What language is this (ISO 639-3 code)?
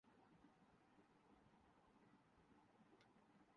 urd